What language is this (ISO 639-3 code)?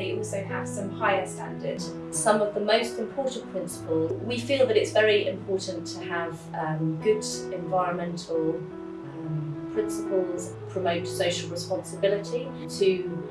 eng